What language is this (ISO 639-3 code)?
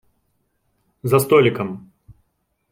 rus